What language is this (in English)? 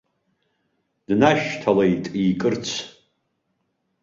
Abkhazian